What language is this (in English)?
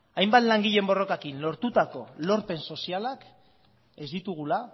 Basque